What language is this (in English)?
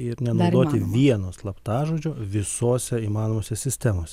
Lithuanian